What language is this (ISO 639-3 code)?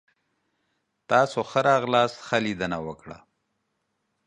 pus